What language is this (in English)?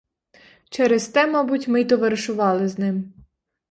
Ukrainian